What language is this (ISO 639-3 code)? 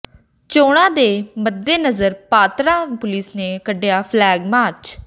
pan